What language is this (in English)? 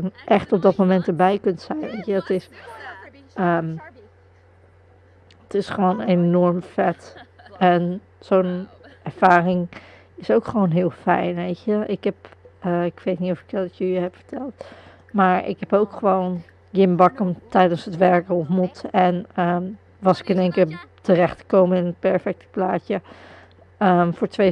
Dutch